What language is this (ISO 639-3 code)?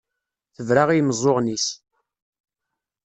kab